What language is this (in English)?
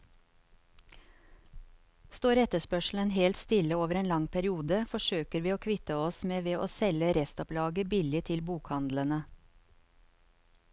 Norwegian